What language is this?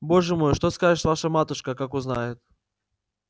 Russian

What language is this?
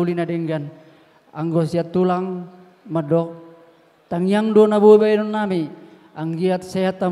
Indonesian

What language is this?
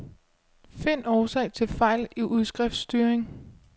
Danish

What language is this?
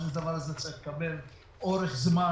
Hebrew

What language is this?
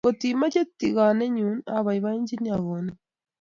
Kalenjin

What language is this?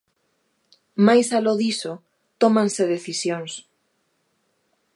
Galician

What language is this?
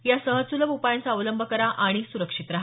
Marathi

